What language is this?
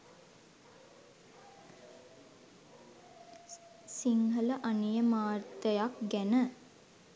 Sinhala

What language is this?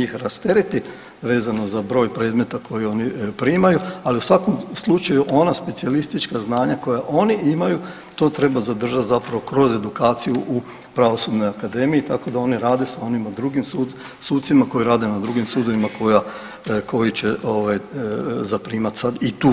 Croatian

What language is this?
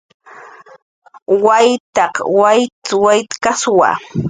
Jaqaru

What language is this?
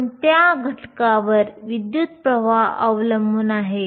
Marathi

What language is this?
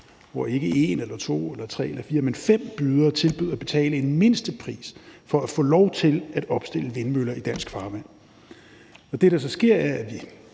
Danish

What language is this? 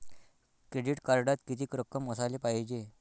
Marathi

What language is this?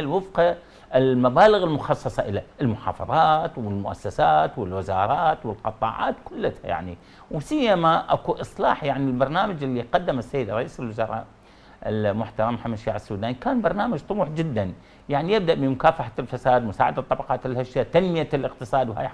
Arabic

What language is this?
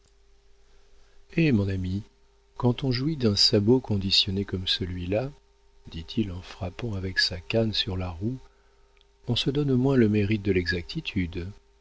French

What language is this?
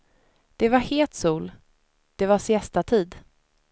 Swedish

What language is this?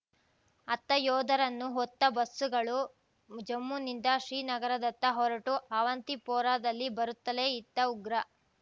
Kannada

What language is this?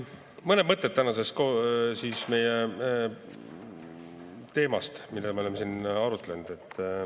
Estonian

